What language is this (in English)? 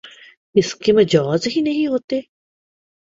Urdu